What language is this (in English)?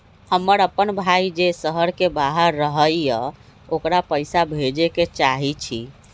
Magahi